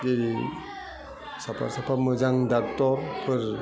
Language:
Bodo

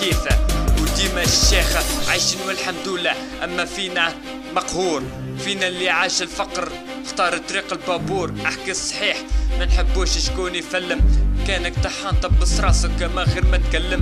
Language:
Arabic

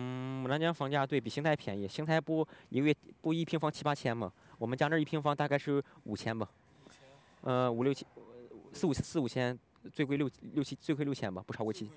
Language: Chinese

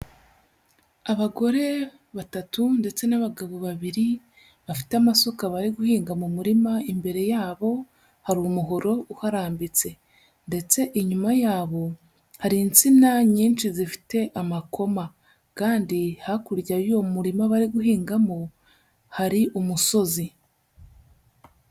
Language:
Kinyarwanda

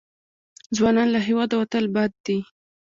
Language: Pashto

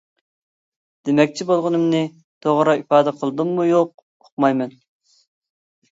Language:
Uyghur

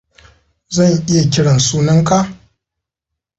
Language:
Hausa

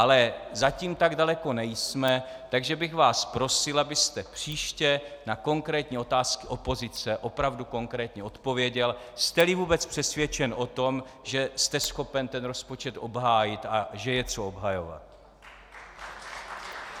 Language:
Czech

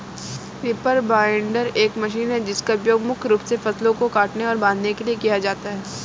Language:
Hindi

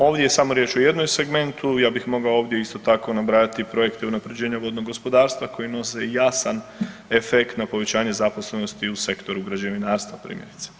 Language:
Croatian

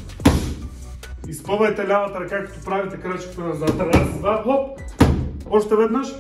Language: Bulgarian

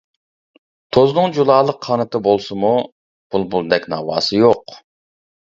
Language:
Uyghur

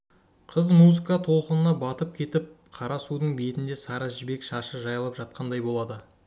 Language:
Kazakh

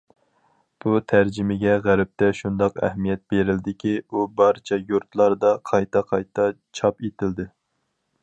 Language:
Uyghur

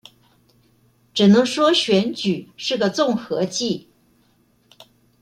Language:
Chinese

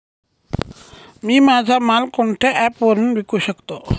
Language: Marathi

